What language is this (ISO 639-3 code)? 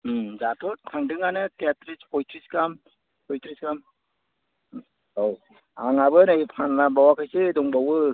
brx